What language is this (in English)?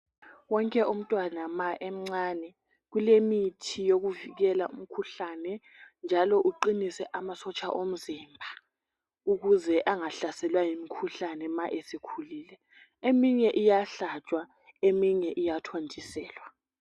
North Ndebele